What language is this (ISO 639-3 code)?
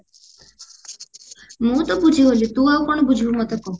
ori